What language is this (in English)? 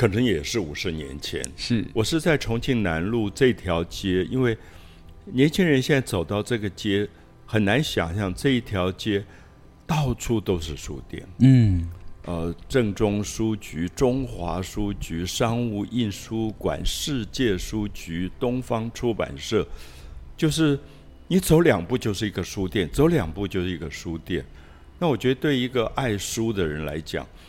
Chinese